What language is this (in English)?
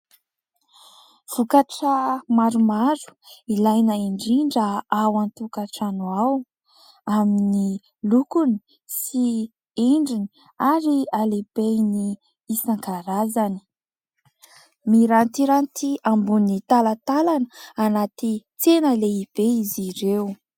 Malagasy